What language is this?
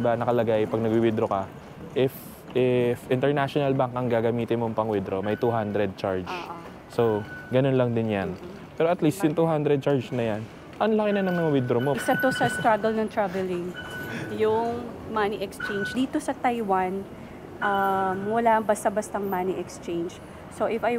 Filipino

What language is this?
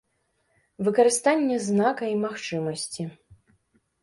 Belarusian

